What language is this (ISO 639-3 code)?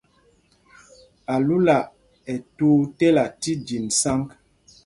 mgg